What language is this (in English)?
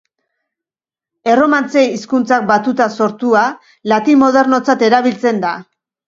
Basque